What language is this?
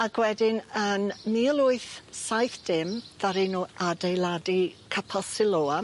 Welsh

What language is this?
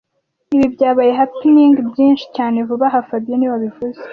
Kinyarwanda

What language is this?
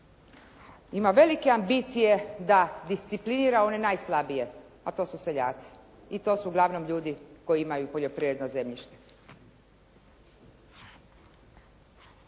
Croatian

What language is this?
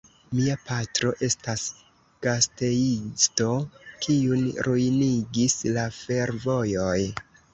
Esperanto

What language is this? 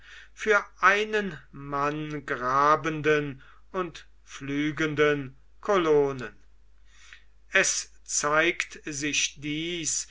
German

